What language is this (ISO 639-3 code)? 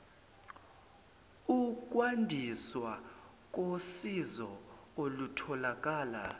zul